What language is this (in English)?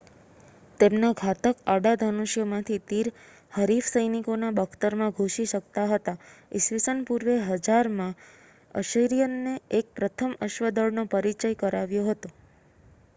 Gujarati